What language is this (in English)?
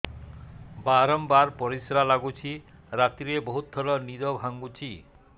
Odia